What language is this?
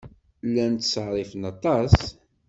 Kabyle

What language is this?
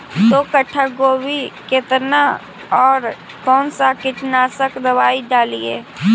Magahi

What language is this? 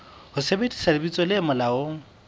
Southern Sotho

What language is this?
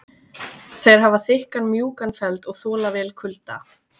Icelandic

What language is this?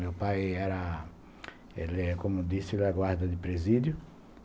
Portuguese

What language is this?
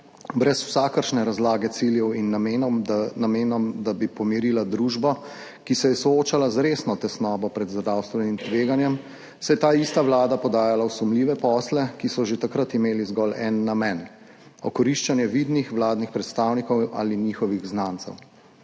Slovenian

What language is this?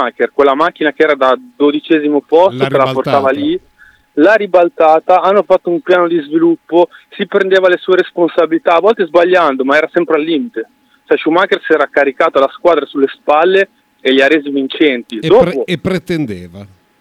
Italian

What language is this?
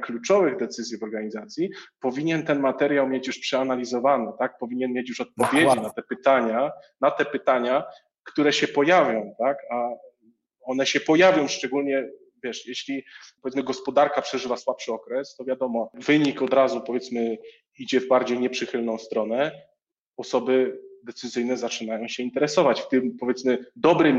Polish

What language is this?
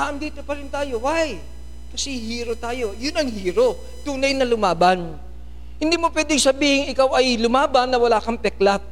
Filipino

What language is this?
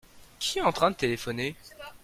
French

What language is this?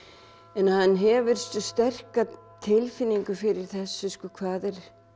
Icelandic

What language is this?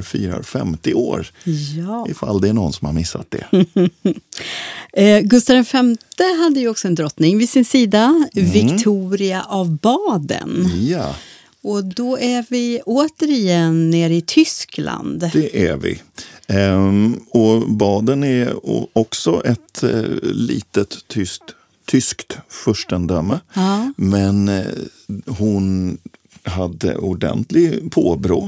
Swedish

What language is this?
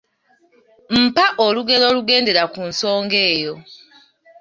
Ganda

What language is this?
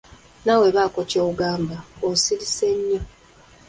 Ganda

